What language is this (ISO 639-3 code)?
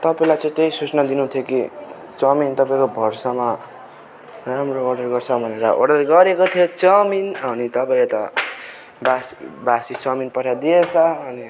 nep